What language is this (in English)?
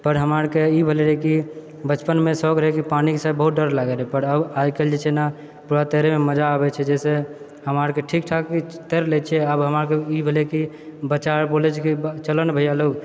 Maithili